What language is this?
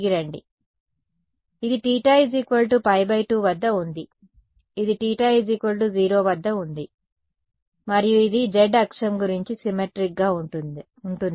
Telugu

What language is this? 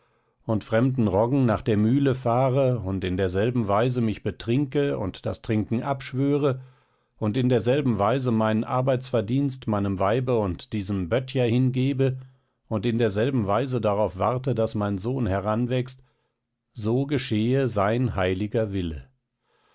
German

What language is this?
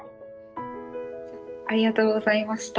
Japanese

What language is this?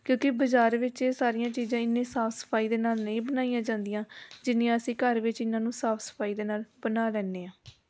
Punjabi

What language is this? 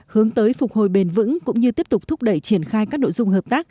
Vietnamese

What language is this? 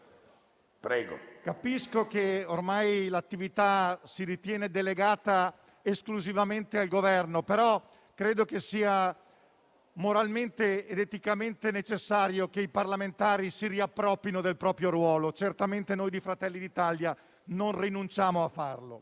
Italian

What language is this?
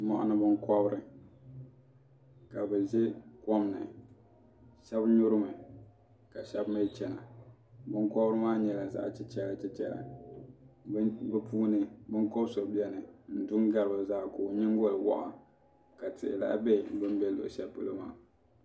Dagbani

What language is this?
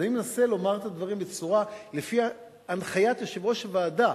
Hebrew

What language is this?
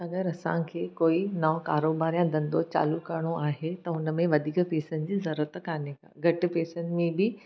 Sindhi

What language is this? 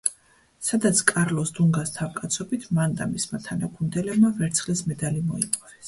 Georgian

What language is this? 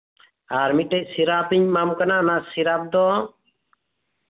Santali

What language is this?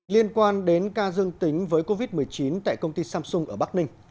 Vietnamese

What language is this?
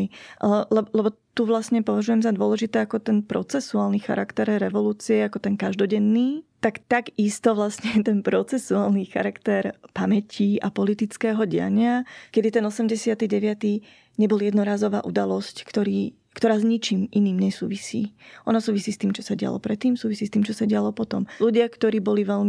Slovak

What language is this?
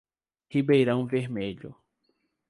Portuguese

